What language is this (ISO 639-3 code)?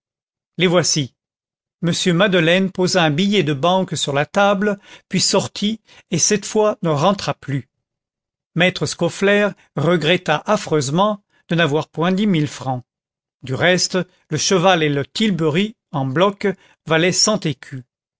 fra